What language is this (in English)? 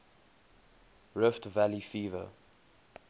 English